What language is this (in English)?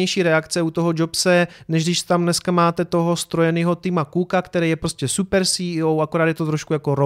Czech